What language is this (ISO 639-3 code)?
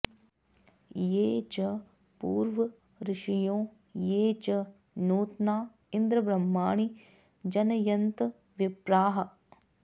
san